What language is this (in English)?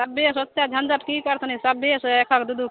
Maithili